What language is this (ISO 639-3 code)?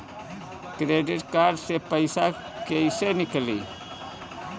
bho